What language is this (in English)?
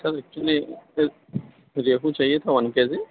Urdu